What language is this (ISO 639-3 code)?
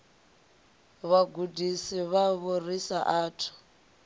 ven